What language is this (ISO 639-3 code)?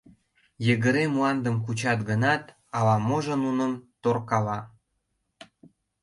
chm